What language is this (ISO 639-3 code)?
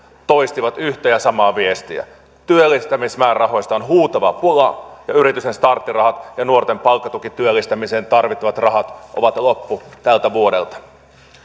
fin